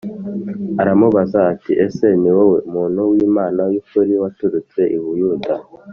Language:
Kinyarwanda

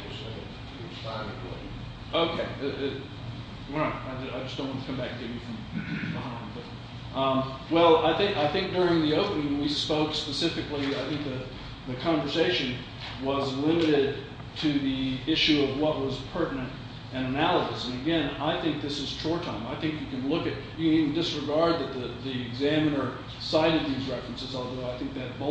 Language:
English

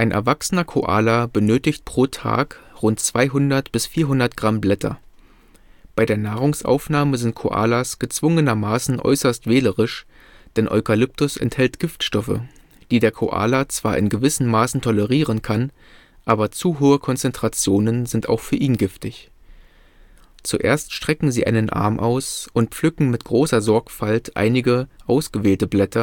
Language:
German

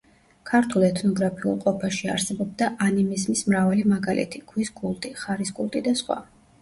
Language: Georgian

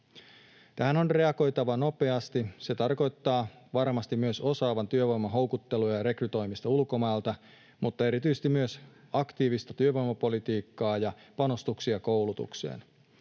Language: Finnish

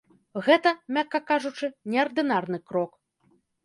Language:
Belarusian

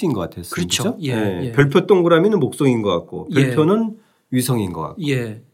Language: Korean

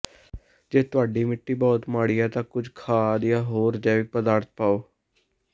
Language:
Punjabi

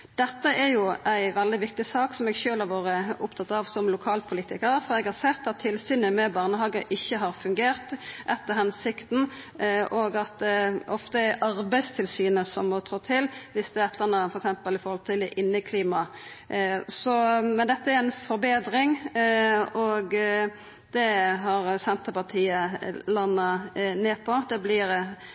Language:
Norwegian Nynorsk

